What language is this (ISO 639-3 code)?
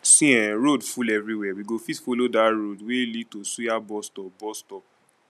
pcm